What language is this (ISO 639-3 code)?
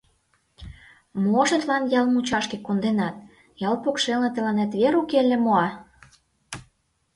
chm